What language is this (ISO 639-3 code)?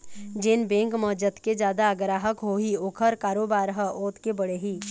hne